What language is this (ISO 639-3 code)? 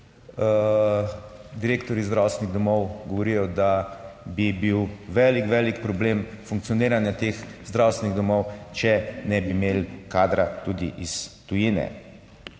slv